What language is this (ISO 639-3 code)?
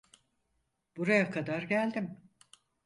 tur